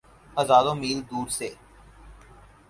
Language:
Urdu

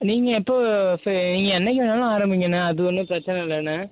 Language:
Tamil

